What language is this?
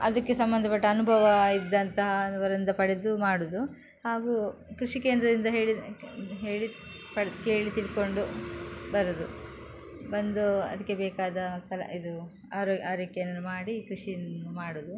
Kannada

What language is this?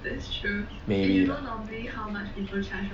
English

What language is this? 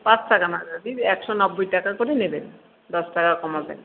Bangla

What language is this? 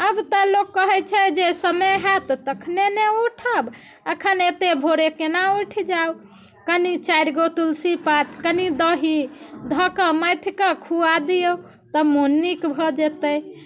Maithili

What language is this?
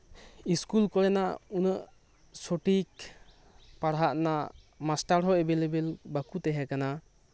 Santali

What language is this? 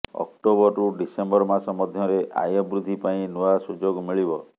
Odia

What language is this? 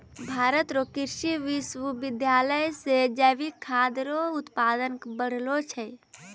Maithili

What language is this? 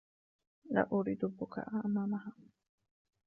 Arabic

